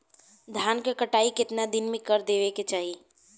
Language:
Bhojpuri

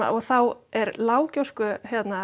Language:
Icelandic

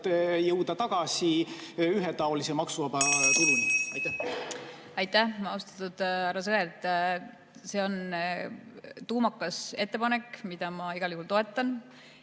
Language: Estonian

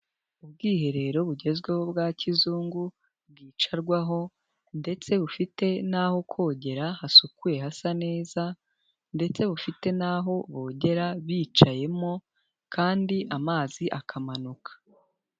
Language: Kinyarwanda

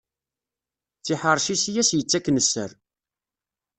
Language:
Kabyle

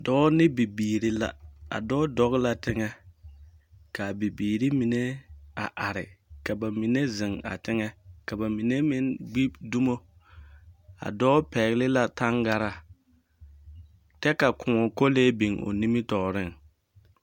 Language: Southern Dagaare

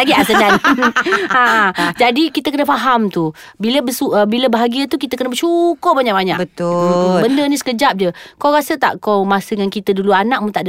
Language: Malay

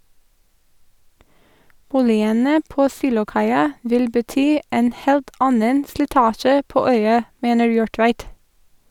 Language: Norwegian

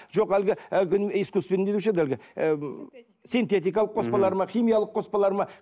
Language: Kazakh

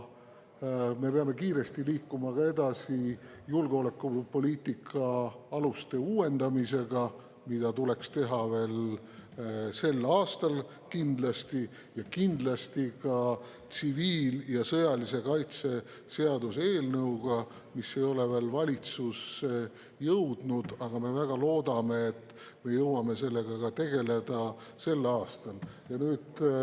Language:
Estonian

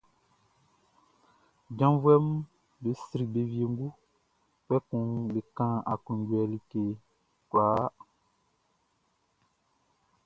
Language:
Baoulé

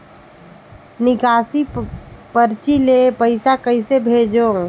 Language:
Chhattisgarhi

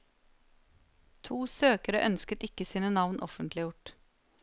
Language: Norwegian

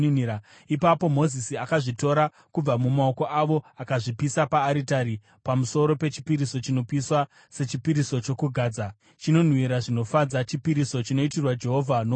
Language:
Shona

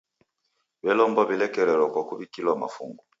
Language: Taita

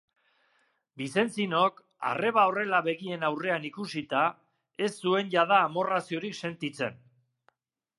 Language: Basque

